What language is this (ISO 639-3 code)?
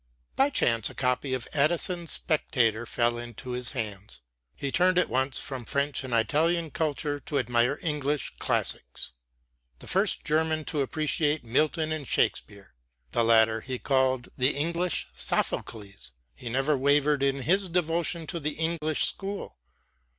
eng